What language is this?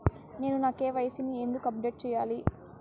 Telugu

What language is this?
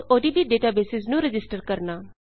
Punjabi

